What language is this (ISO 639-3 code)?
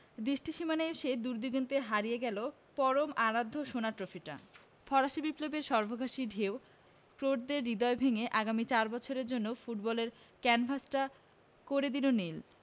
ben